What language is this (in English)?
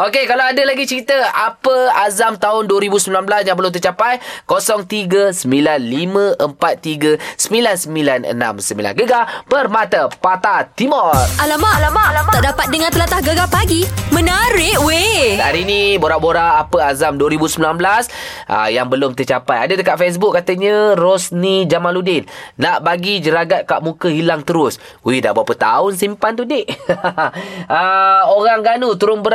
Malay